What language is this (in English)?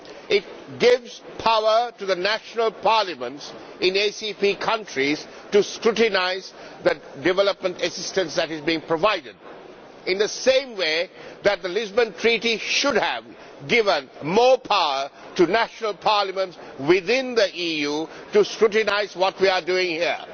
English